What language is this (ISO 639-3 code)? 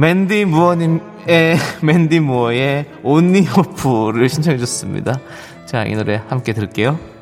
kor